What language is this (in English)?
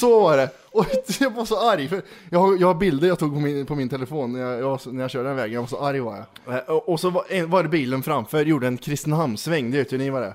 Swedish